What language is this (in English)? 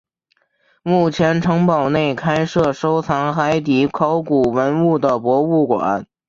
Chinese